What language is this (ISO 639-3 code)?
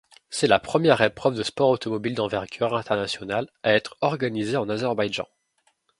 fra